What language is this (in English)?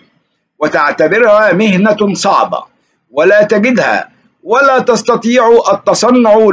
Arabic